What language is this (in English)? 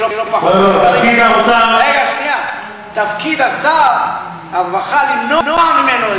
Hebrew